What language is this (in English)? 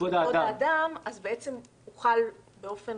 Hebrew